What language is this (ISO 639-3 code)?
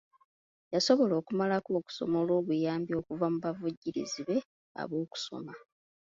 lug